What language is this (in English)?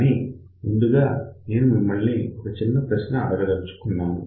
Telugu